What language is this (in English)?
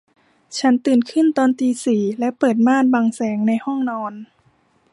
Thai